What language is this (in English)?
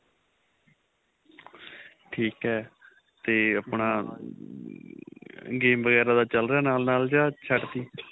Punjabi